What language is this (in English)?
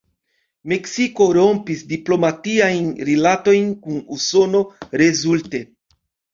Esperanto